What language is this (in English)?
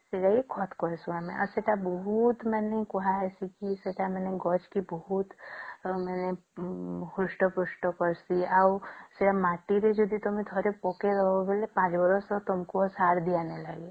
Odia